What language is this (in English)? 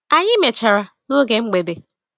Igbo